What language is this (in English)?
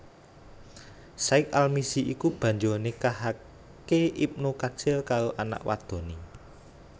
Javanese